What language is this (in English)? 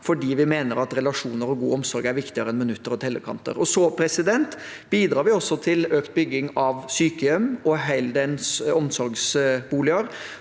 Norwegian